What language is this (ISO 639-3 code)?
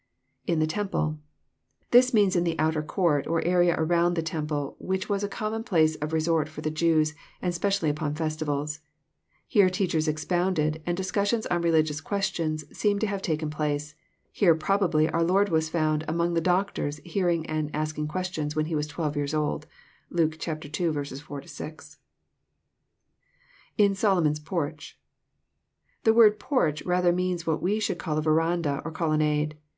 eng